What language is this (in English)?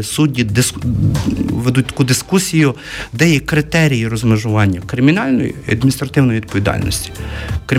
Ukrainian